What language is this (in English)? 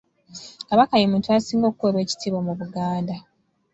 Ganda